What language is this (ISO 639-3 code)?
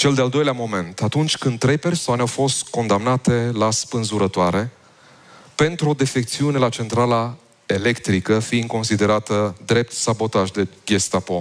ron